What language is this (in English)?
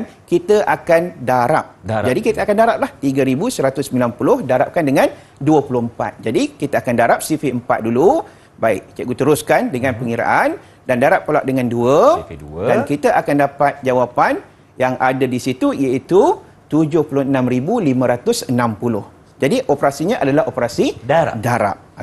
Malay